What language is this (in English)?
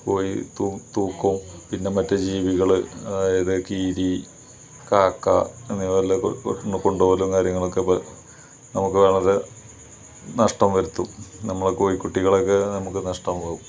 Malayalam